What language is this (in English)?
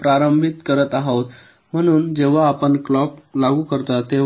Marathi